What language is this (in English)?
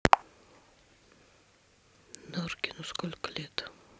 Russian